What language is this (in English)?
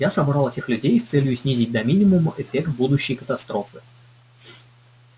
Russian